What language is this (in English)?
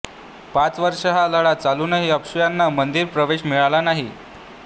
Marathi